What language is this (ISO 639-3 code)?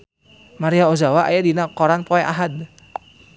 sun